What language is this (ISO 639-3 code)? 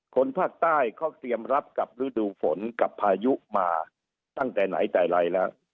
tha